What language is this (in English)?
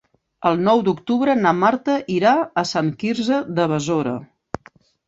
Catalan